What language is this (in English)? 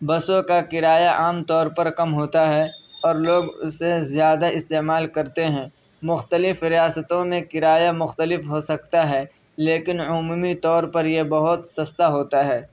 Urdu